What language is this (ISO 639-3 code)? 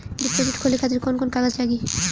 bho